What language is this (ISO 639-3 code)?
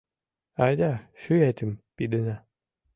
chm